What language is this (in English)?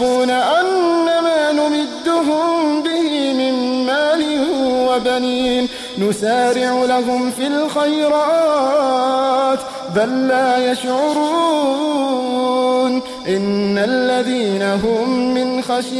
Arabic